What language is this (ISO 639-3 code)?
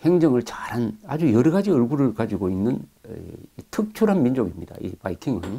kor